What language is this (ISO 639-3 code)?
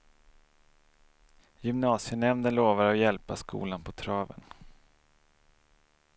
swe